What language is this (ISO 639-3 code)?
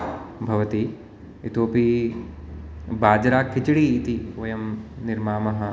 san